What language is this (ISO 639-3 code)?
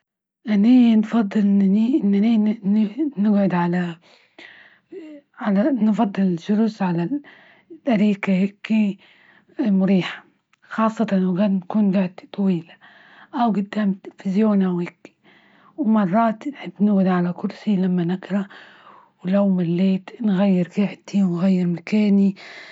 ayl